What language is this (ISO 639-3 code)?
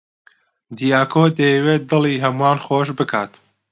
ckb